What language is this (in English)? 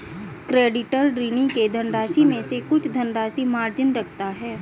Hindi